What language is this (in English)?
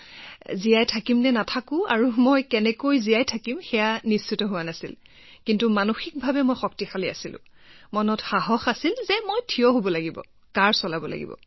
Assamese